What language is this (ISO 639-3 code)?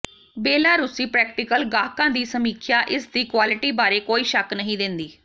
pan